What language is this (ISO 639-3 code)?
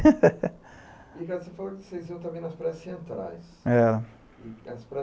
por